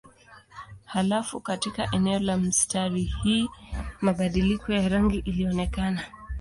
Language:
Swahili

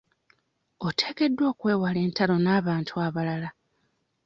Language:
Ganda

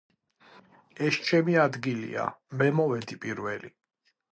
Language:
Georgian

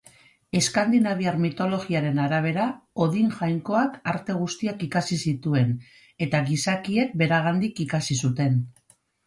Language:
Basque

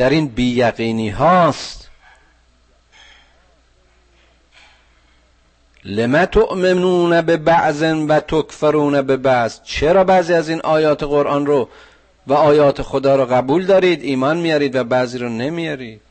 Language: Persian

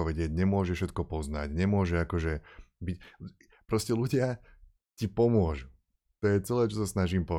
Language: Slovak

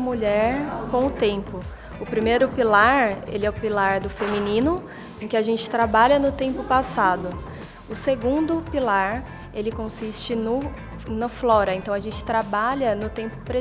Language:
Portuguese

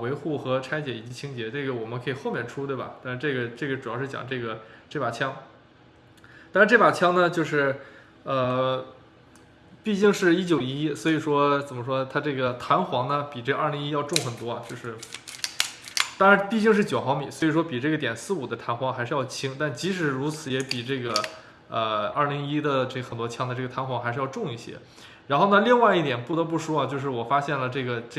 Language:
Chinese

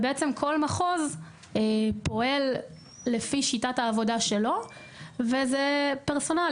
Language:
Hebrew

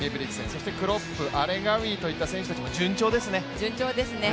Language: Japanese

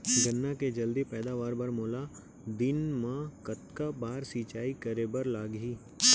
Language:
Chhattisgarhi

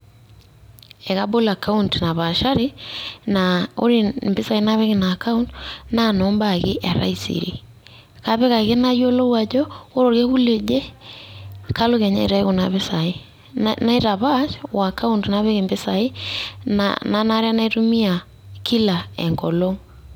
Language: Masai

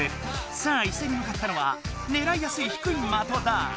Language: Japanese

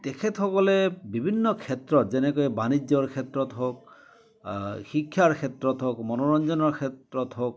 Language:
Assamese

